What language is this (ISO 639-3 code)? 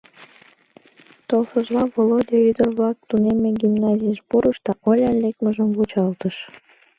chm